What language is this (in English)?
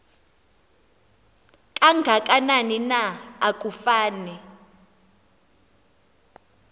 Xhosa